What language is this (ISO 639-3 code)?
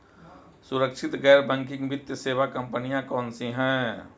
hin